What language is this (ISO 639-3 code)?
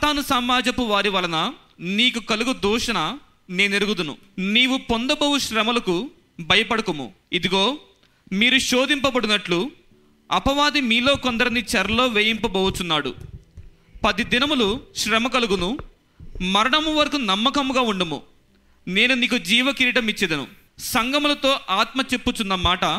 tel